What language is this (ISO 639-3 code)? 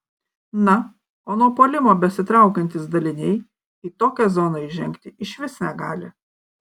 lit